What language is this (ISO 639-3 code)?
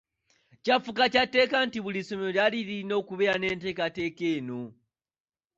lug